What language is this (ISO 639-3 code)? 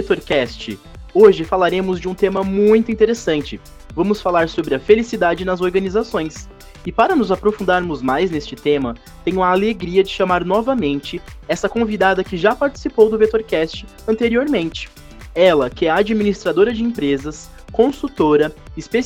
por